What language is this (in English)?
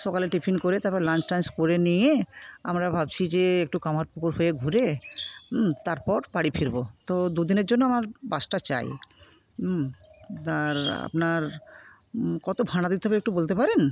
Bangla